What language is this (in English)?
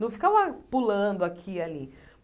Portuguese